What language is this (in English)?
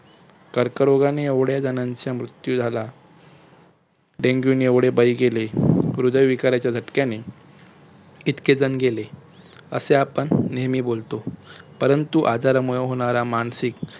Marathi